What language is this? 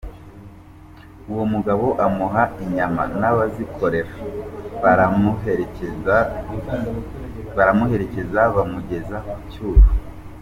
Kinyarwanda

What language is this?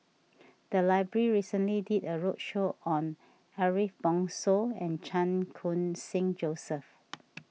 English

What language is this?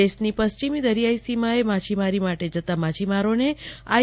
Gujarati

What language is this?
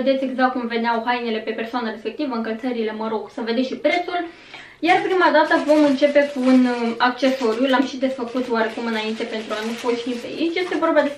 Romanian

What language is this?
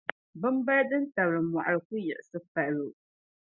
Dagbani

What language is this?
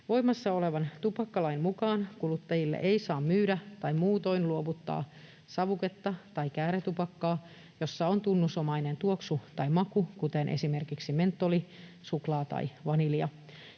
Finnish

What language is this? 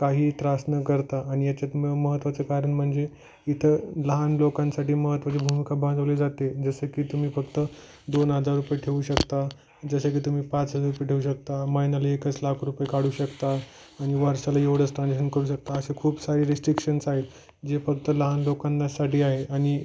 Marathi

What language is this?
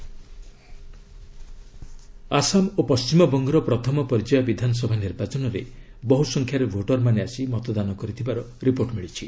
Odia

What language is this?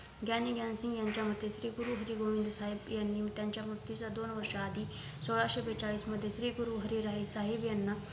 Marathi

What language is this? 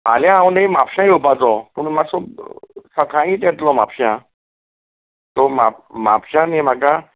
Konkani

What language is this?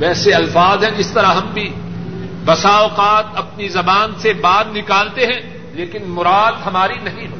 Urdu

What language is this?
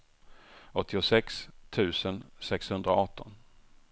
Swedish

